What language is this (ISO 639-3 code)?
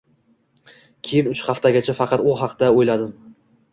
uzb